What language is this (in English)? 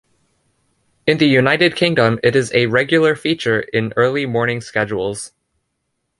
English